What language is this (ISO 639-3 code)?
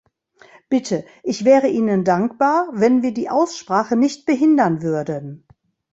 deu